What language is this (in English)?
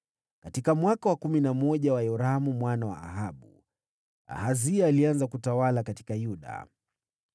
Swahili